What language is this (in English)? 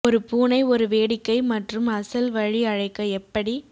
Tamil